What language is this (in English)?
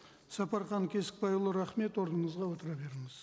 Kazakh